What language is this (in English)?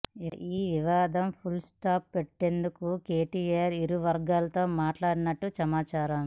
Telugu